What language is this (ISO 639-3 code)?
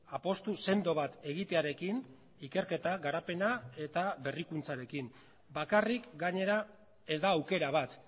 eus